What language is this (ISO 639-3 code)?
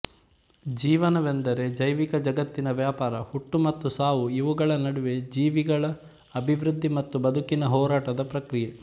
kan